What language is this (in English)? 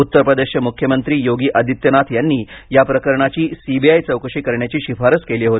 Marathi